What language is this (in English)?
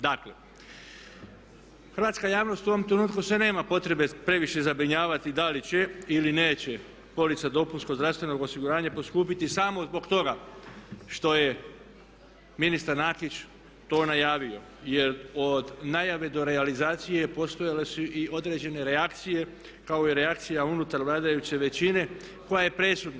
Croatian